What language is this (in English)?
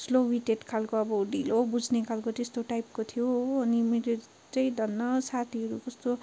Nepali